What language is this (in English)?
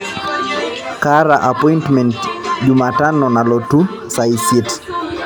Masai